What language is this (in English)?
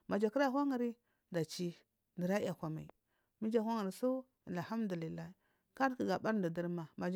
Marghi South